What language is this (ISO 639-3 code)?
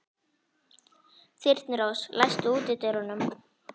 isl